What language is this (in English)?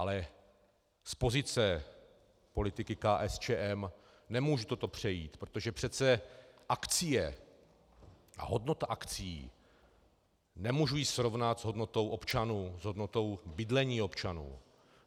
Czech